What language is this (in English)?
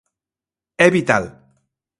Galician